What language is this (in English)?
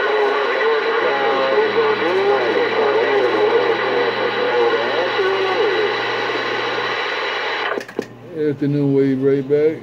English